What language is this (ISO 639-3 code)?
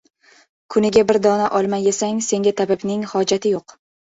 uzb